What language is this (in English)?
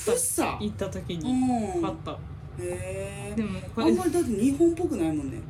Japanese